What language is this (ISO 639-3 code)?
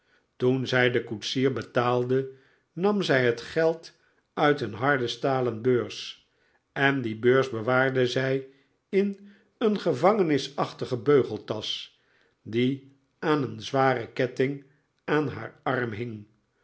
nld